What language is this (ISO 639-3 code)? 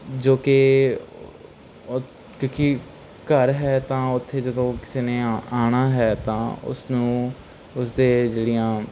pan